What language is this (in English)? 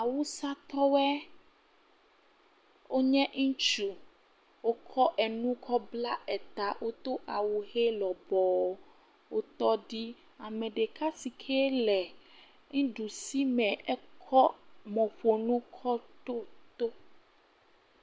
Ewe